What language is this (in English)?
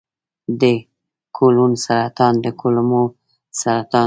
Pashto